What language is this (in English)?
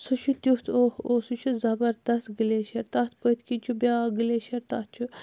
Kashmiri